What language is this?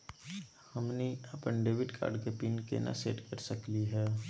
Magahi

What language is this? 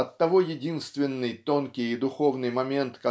Russian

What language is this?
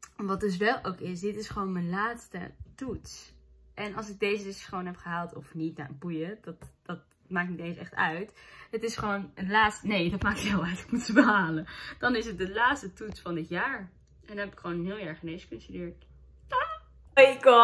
Dutch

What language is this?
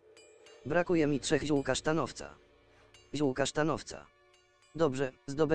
Polish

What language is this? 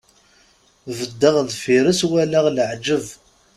Kabyle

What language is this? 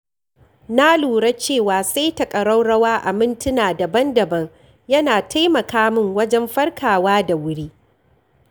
Hausa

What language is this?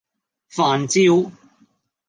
Cantonese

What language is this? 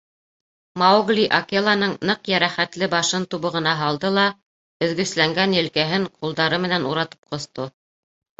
Bashkir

